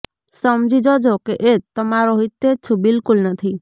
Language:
Gujarati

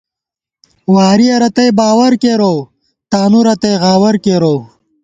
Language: Gawar-Bati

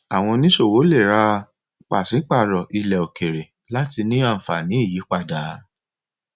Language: Yoruba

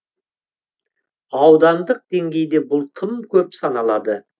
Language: Kazakh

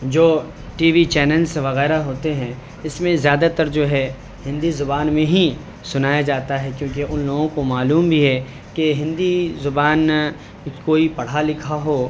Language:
Urdu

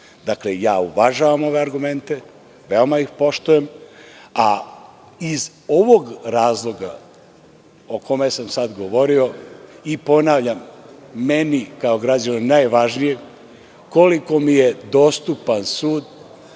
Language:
Serbian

